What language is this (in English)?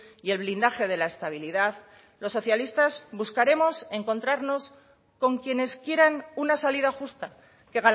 Spanish